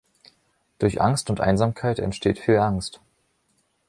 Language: German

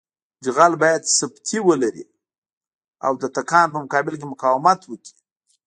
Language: Pashto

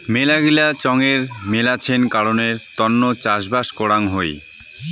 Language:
Bangla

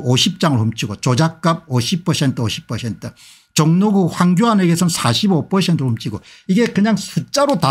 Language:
Korean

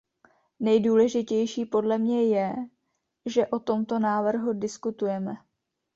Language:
Czech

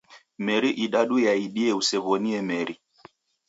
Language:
Taita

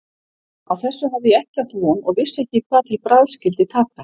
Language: Icelandic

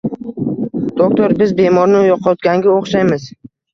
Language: Uzbek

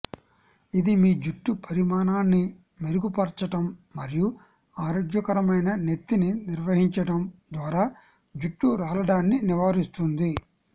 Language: Telugu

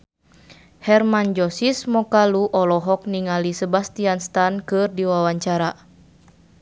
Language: Sundanese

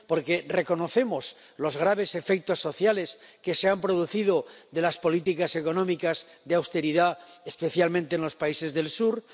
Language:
Spanish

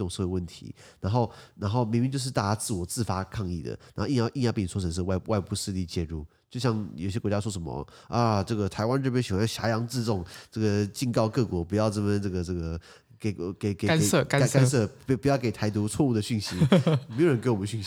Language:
Chinese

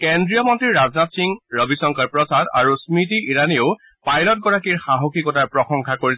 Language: Assamese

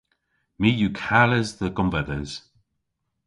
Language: Cornish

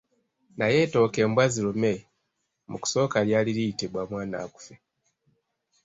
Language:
Ganda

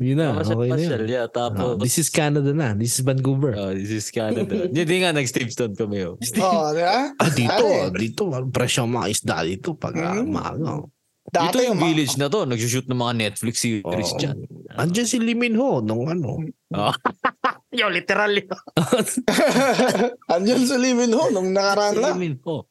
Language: Filipino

